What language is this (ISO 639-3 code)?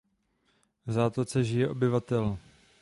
ces